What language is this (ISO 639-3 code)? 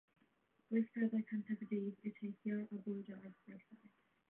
cym